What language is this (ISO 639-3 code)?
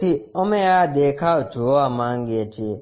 guj